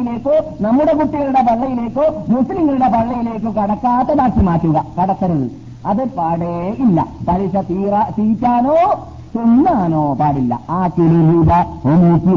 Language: Malayalam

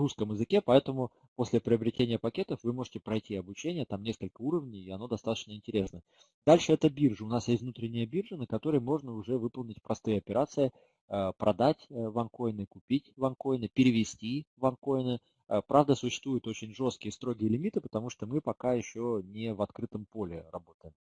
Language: Russian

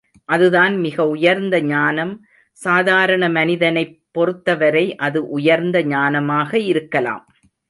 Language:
Tamil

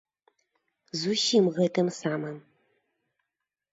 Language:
Belarusian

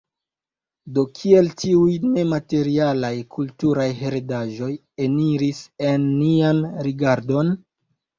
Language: Esperanto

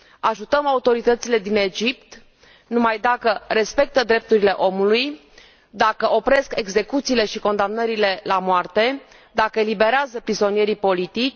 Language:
Romanian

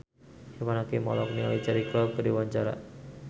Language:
Sundanese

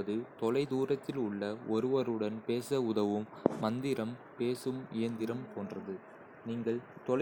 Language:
Kota (India)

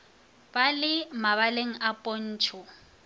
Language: Northern Sotho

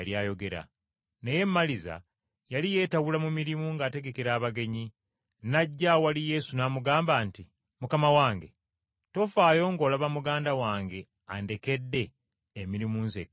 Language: Ganda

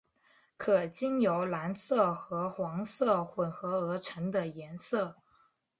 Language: Chinese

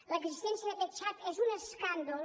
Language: Catalan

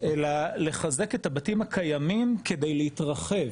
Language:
Hebrew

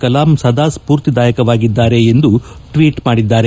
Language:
Kannada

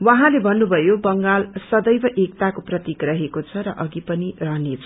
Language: Nepali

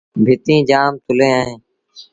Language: Sindhi Bhil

